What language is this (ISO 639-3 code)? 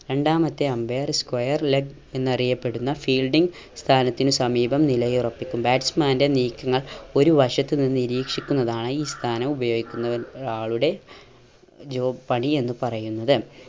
mal